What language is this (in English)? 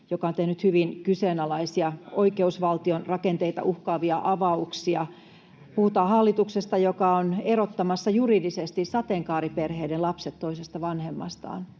Finnish